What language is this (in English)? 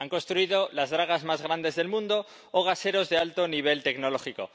Spanish